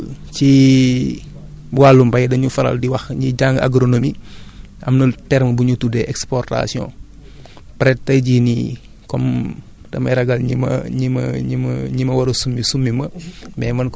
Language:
Wolof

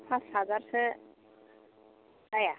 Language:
Bodo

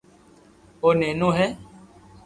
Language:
Loarki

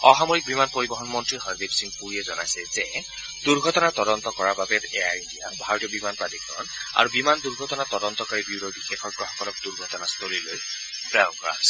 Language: Assamese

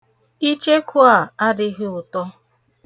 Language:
Igbo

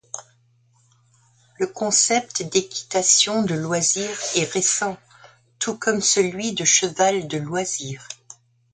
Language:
French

